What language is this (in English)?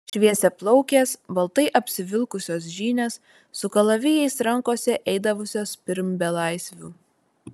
Lithuanian